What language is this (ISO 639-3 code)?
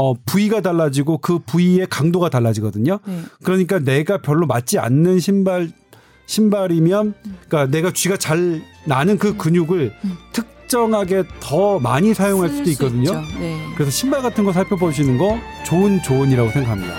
kor